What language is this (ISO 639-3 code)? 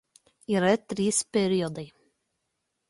lit